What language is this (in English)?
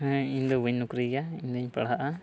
Santali